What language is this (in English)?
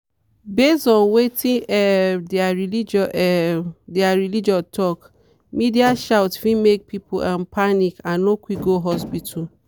Nigerian Pidgin